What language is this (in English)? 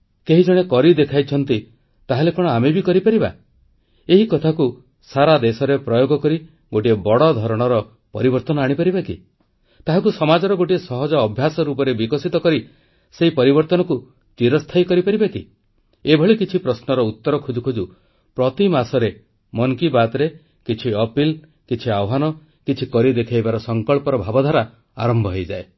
Odia